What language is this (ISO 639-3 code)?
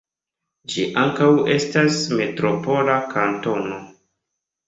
epo